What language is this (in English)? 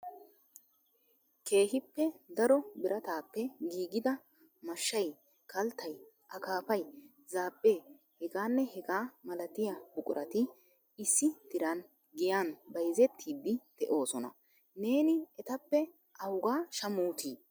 Wolaytta